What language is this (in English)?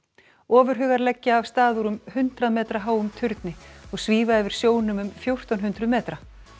Icelandic